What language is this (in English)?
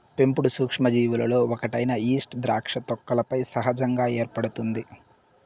Telugu